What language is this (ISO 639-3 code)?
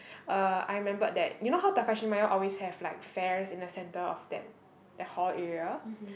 eng